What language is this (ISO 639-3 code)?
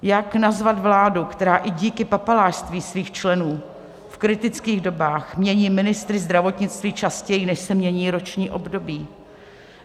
ces